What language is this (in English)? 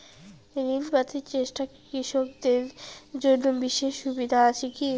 Bangla